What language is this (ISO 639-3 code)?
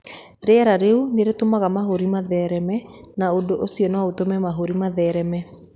kik